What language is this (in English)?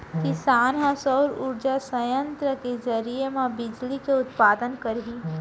Chhattisgarhi